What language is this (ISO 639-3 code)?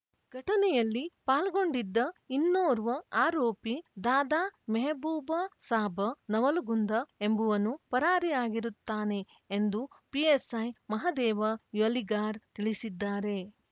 kan